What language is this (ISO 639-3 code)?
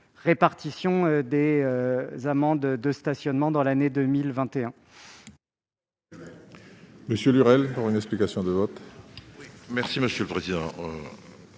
fra